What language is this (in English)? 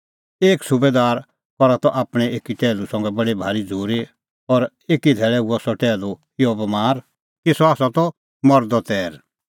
Kullu Pahari